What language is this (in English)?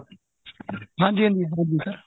Punjabi